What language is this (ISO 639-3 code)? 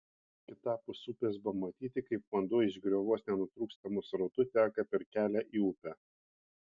lit